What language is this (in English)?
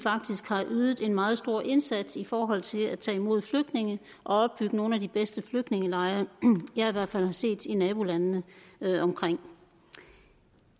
Danish